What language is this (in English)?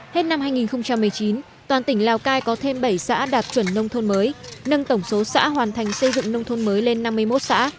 Vietnamese